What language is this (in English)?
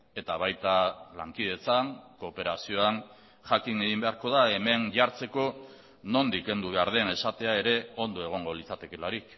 Basque